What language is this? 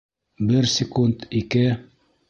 Bashkir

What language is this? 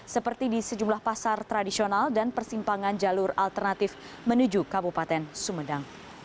Indonesian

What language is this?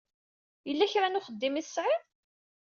Kabyle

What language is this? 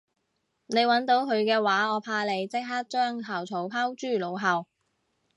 Cantonese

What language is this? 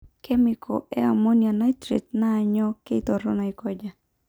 Masai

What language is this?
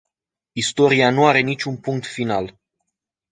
Romanian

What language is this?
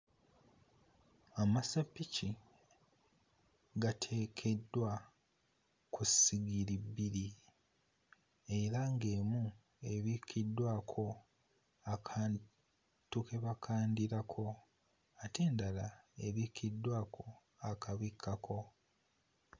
Ganda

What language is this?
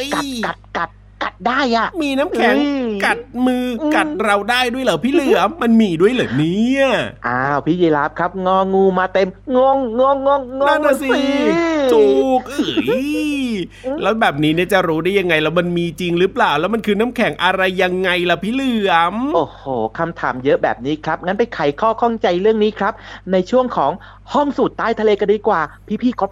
Thai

